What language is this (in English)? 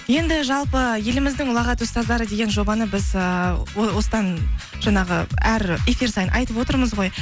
Kazakh